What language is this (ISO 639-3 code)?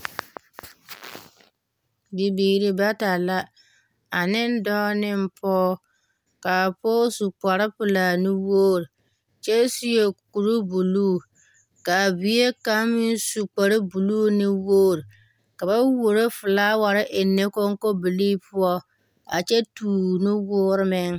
dga